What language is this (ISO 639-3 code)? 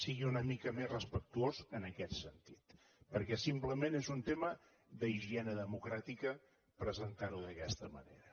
cat